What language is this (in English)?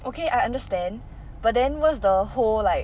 English